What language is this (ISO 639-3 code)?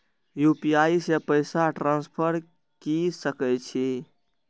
mai